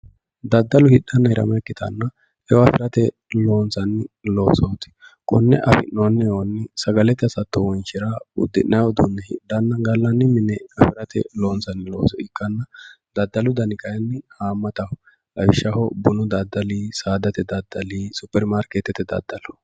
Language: Sidamo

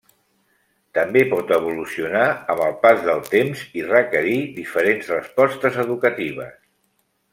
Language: Catalan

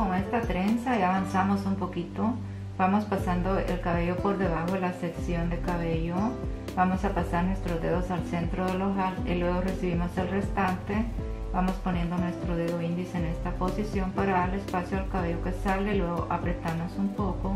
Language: Spanish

